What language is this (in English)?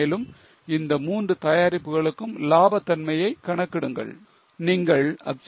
Tamil